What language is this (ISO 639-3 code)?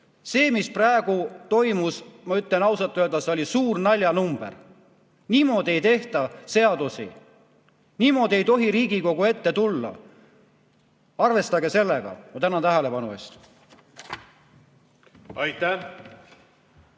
est